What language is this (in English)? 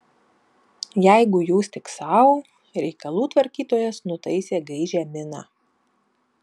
Lithuanian